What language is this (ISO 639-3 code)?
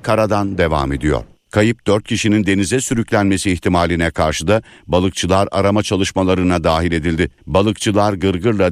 tur